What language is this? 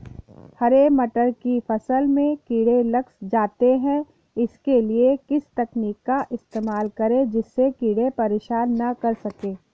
Hindi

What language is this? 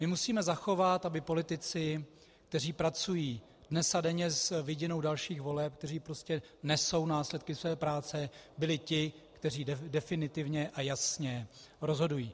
Czech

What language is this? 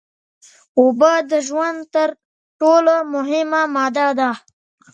Pashto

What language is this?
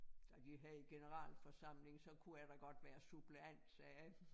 Danish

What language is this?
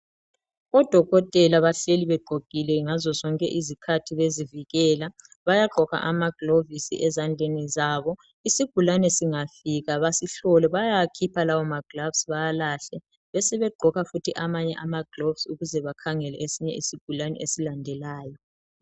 North Ndebele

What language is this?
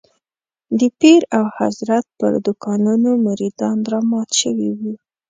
Pashto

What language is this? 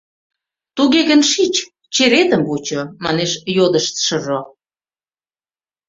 Mari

